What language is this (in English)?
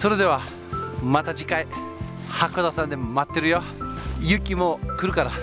Japanese